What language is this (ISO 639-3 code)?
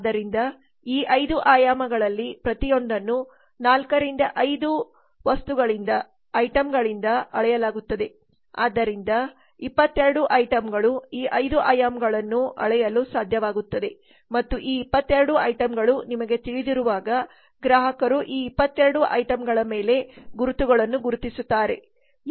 kan